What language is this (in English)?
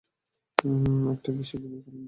Bangla